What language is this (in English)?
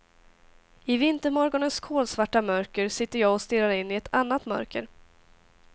Swedish